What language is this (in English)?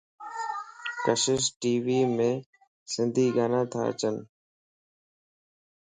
Lasi